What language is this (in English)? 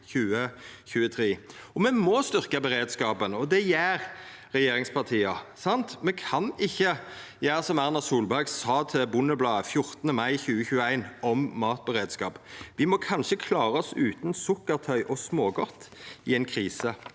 Norwegian